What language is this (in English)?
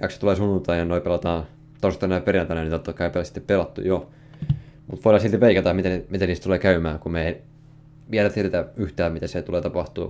Finnish